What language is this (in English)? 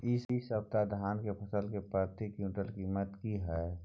Maithili